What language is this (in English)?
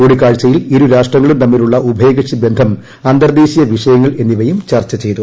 Malayalam